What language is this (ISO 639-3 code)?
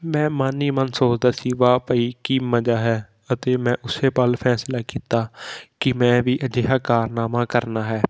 pan